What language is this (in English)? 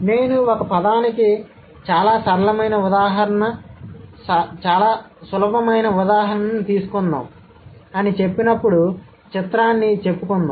Telugu